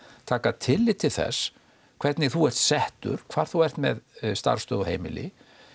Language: Icelandic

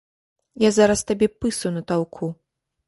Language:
Belarusian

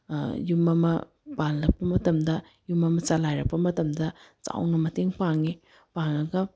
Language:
Manipuri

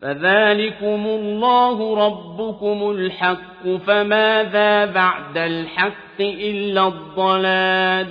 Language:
Arabic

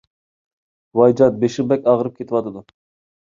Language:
Uyghur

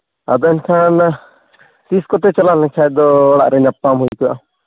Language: Santali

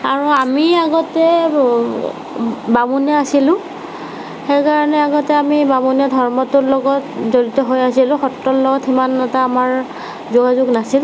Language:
Assamese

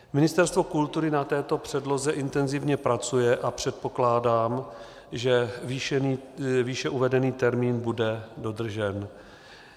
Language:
Czech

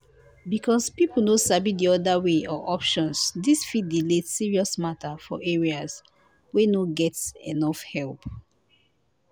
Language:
Nigerian Pidgin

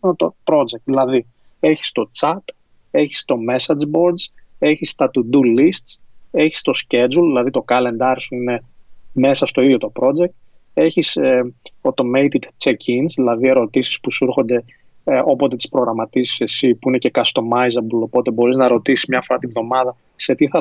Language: Greek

